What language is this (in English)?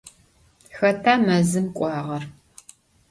Adyghe